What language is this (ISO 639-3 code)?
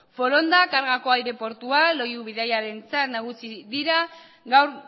eus